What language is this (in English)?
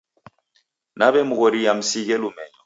Taita